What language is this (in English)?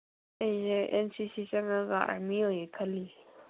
Manipuri